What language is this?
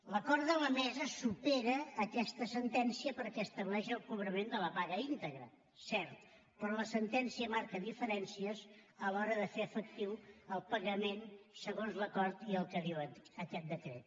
Catalan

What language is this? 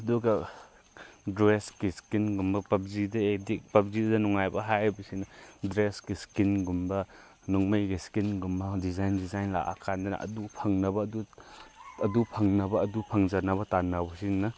Manipuri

